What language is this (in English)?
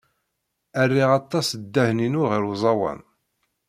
Kabyle